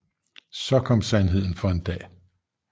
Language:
Danish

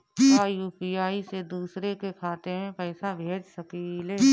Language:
Bhojpuri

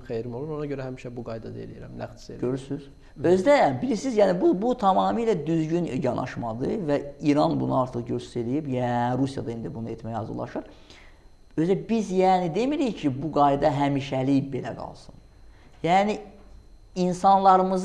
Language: Azerbaijani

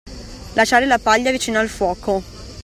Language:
Italian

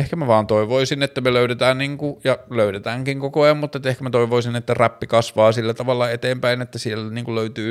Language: Finnish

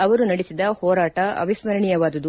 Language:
Kannada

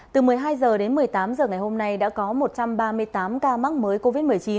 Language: Vietnamese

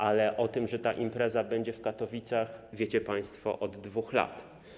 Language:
Polish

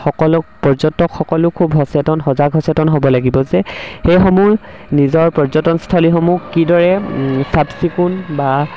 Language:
Assamese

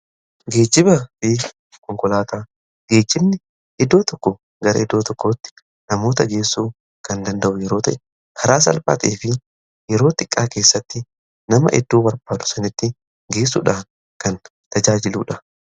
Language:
Oromo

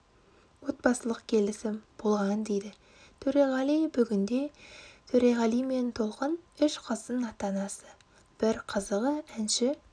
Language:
Kazakh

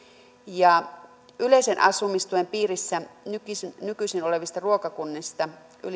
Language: Finnish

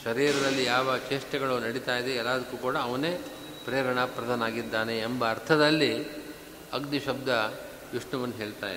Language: Kannada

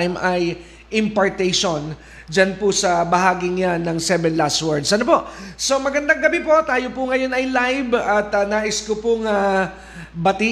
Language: Filipino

